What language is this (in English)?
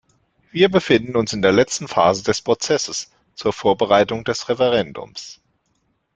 German